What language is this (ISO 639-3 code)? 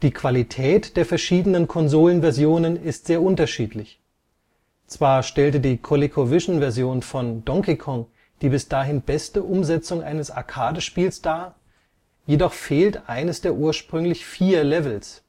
deu